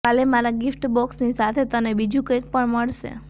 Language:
Gujarati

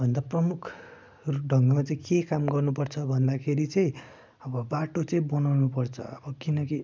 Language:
Nepali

